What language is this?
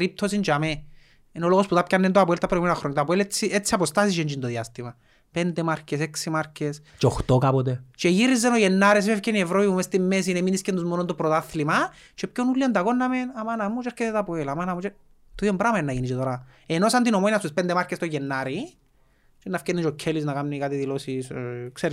Greek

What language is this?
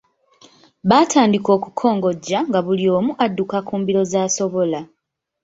Ganda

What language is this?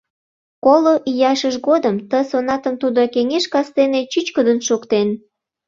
Mari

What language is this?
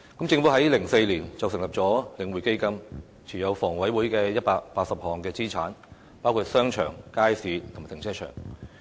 Cantonese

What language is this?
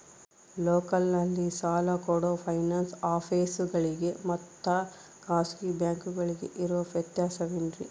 Kannada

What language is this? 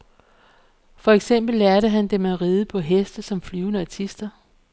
Danish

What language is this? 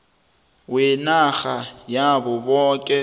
South Ndebele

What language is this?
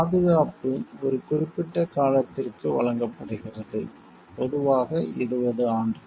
Tamil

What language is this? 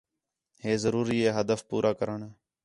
Khetrani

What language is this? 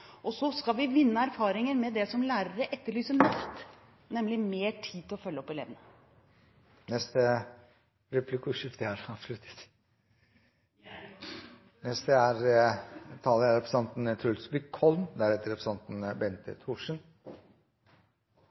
Norwegian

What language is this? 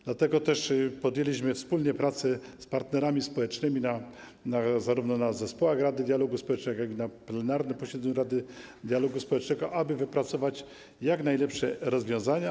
Polish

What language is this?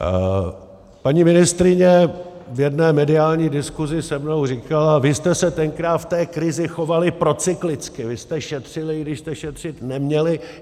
Czech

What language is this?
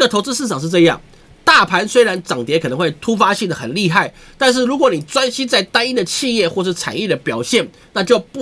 Chinese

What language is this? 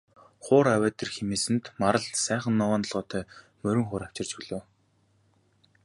Mongolian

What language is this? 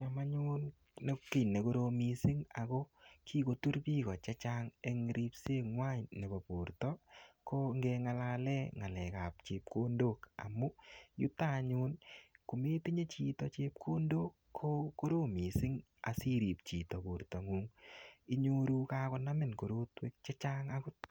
Kalenjin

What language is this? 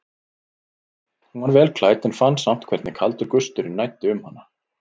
Icelandic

